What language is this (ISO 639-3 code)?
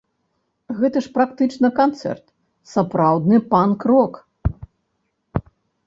bel